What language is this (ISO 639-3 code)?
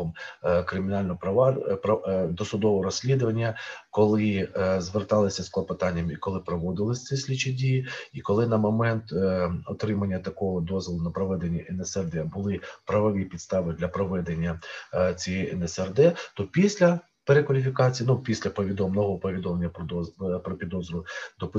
ukr